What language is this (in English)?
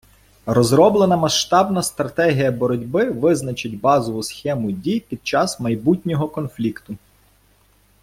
Ukrainian